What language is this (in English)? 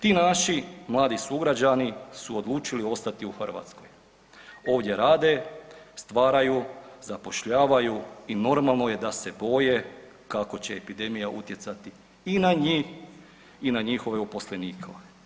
Croatian